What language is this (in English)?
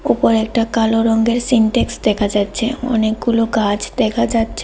Bangla